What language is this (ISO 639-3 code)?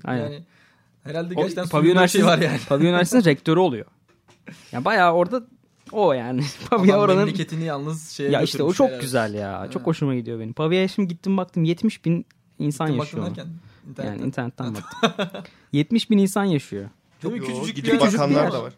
tur